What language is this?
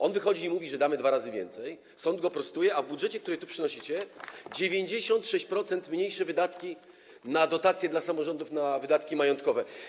Polish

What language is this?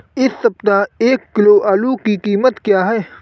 Hindi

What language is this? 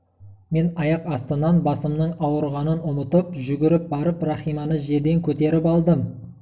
Kazakh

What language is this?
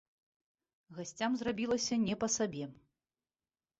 Belarusian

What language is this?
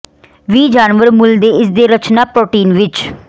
Punjabi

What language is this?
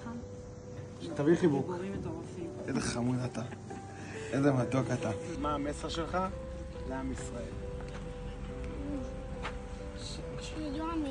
Hebrew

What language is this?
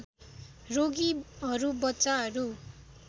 Nepali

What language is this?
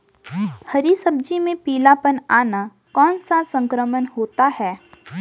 Hindi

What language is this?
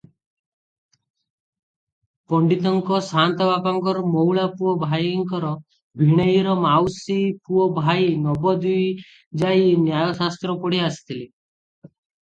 Odia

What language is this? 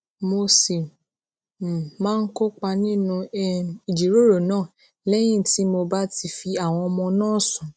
Yoruba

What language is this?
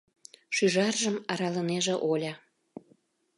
Mari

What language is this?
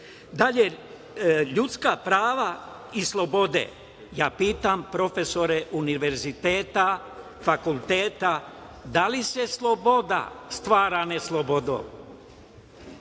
Serbian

